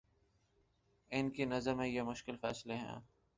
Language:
Urdu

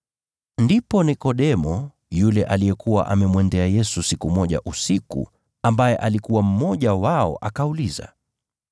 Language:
Swahili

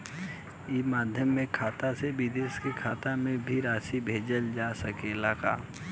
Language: Bhojpuri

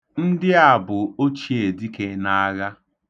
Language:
Igbo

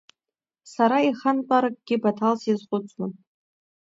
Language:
Abkhazian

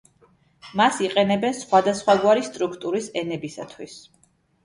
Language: Georgian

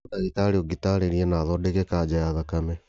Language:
Kikuyu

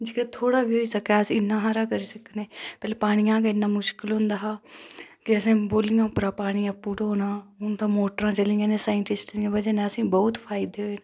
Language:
Dogri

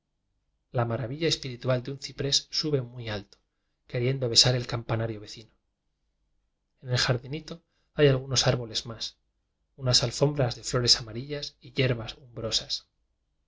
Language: Spanish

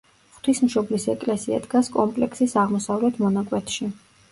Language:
Georgian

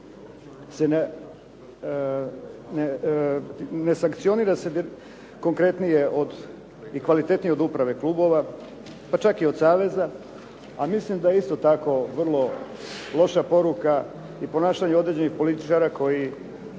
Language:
Croatian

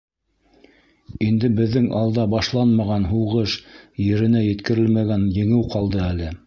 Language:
Bashkir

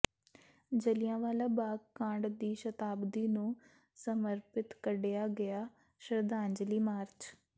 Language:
Punjabi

